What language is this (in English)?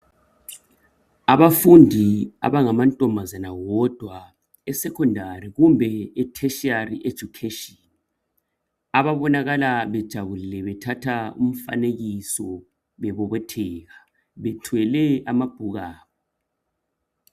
North Ndebele